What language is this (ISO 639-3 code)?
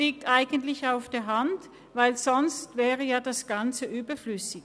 gsw